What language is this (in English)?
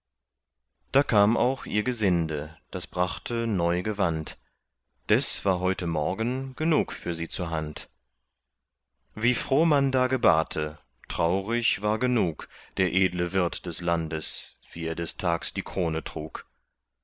German